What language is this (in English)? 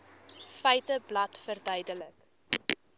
Afrikaans